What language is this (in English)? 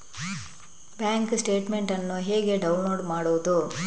Kannada